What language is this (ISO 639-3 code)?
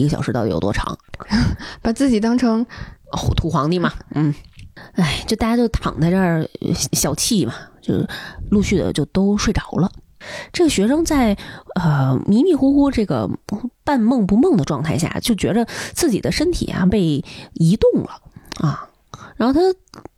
zho